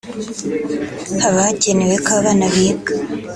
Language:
Kinyarwanda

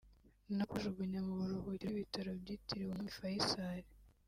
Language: Kinyarwanda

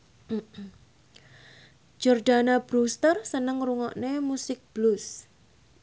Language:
Javanese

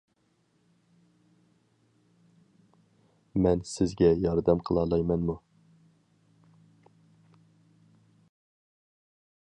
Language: Uyghur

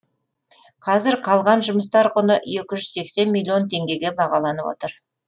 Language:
Kazakh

